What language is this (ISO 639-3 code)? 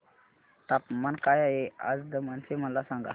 mar